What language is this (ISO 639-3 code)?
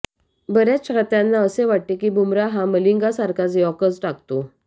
mar